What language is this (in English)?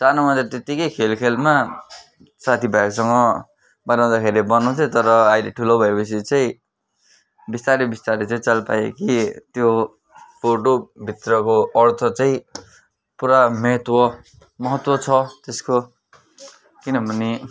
Nepali